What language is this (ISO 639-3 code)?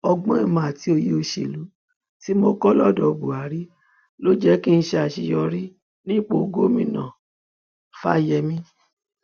yor